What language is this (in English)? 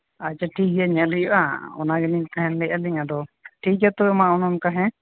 Santali